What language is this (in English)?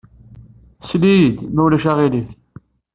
Kabyle